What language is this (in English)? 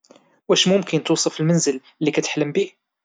Moroccan Arabic